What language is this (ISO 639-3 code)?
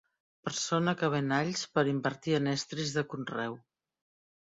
cat